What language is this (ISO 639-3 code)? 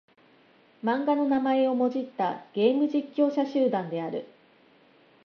jpn